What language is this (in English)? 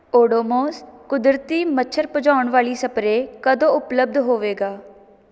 Punjabi